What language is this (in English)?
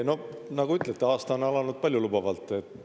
Estonian